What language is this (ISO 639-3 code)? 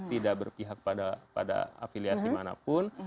ind